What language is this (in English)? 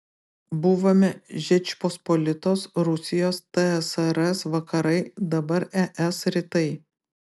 Lithuanian